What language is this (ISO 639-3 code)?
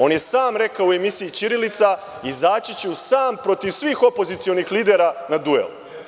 srp